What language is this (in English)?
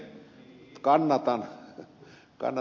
Finnish